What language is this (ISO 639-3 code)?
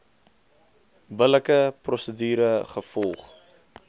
afr